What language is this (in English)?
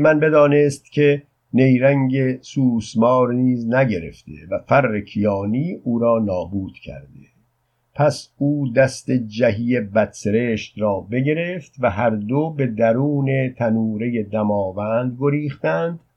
Persian